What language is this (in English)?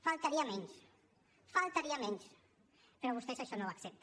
Catalan